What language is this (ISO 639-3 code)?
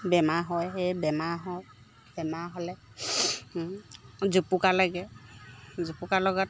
asm